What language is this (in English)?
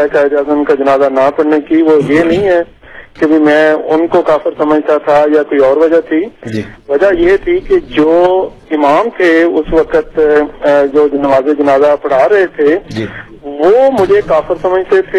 Urdu